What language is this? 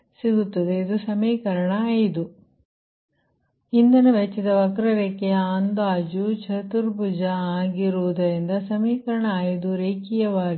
Kannada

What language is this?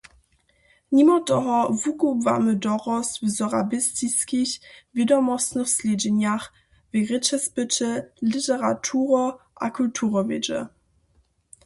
Upper Sorbian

